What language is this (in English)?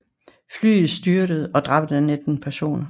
Danish